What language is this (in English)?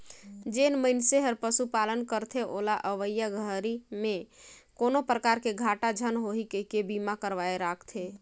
Chhattisgarhi